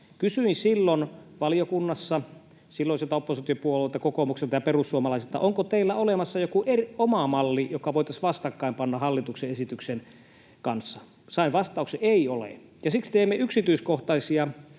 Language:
Finnish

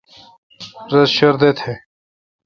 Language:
Kalkoti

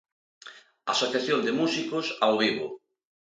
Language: Galician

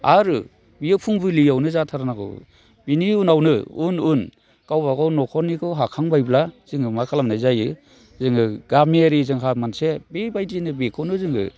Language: Bodo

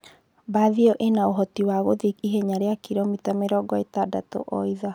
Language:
Kikuyu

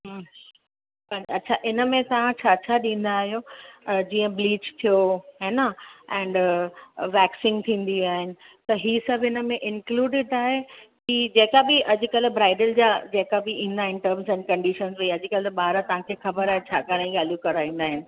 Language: Sindhi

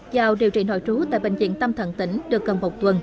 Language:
Vietnamese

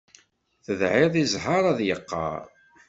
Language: Kabyle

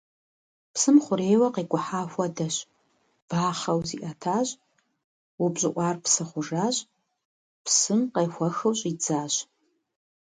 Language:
Kabardian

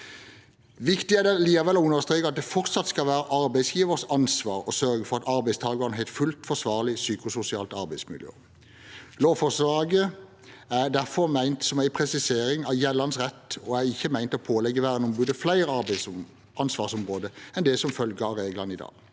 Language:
Norwegian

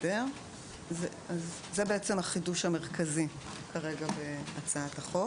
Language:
Hebrew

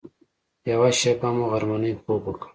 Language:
Pashto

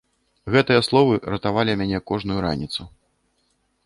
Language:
Belarusian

